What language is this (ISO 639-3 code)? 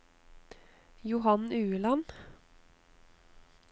nor